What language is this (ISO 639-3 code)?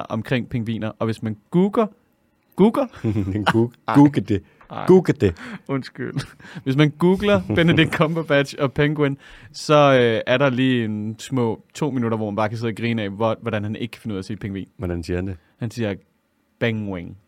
dan